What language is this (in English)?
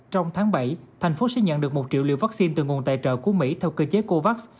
Vietnamese